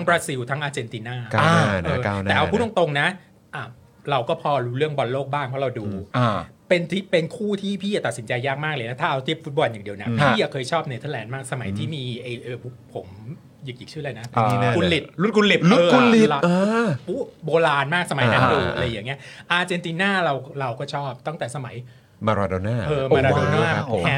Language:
Thai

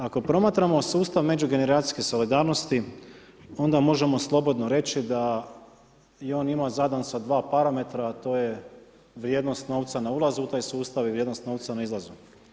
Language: Croatian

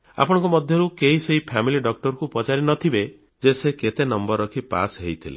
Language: Odia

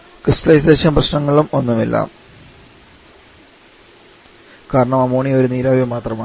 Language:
Malayalam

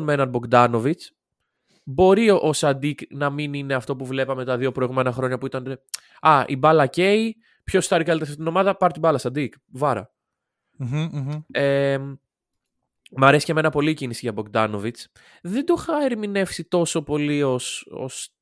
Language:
Greek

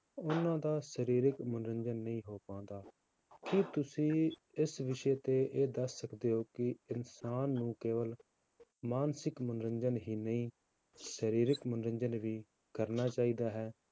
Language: Punjabi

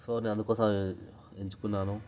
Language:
Telugu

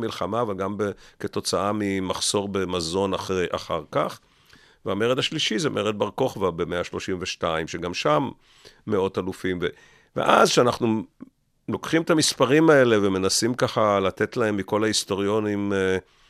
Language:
Hebrew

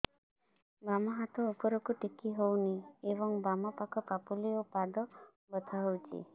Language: Odia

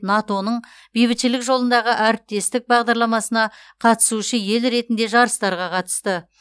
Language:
Kazakh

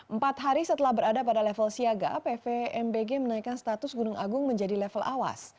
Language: Indonesian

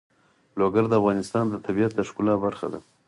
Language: Pashto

